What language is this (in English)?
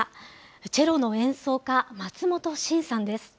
Japanese